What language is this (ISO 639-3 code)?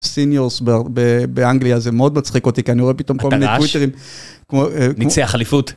heb